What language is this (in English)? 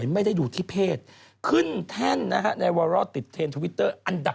Thai